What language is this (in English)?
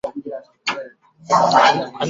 Chinese